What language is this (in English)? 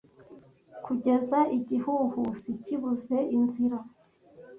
Kinyarwanda